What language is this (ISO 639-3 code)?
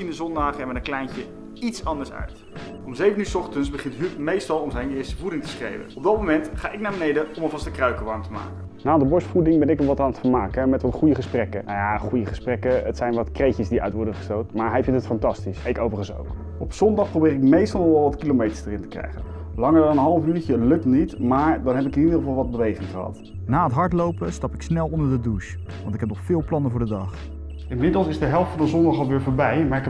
nld